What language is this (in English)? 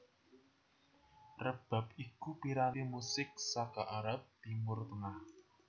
Javanese